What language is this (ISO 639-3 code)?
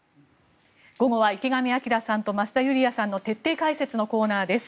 jpn